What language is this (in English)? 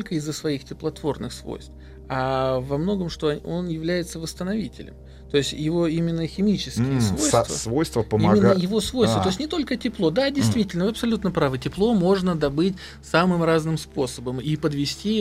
Russian